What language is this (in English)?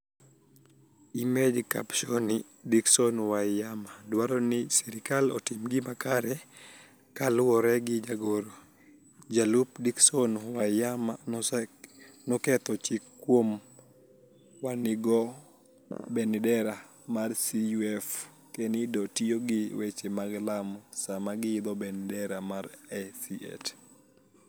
Luo (Kenya and Tanzania)